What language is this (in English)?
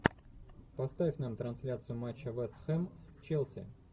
Russian